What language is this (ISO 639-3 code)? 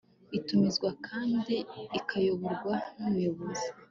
kin